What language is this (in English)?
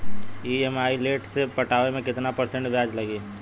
Bhojpuri